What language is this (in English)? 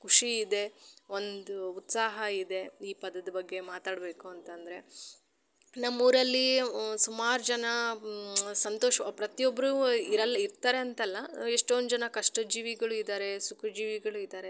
Kannada